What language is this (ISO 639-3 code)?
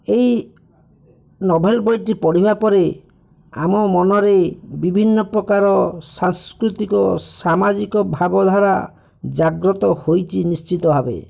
ori